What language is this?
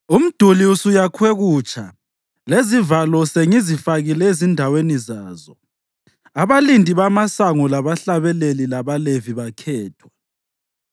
North Ndebele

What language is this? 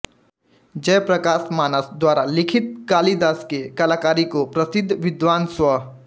Hindi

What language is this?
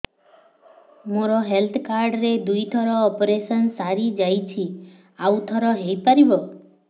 Odia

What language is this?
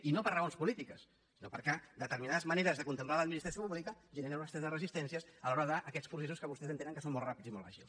Catalan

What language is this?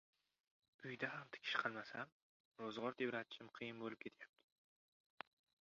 Uzbek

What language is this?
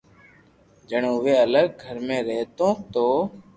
Loarki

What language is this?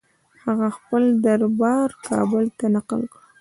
Pashto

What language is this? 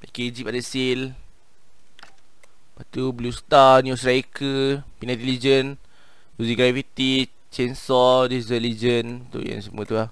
Malay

